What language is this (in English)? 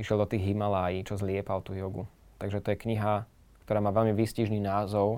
Slovak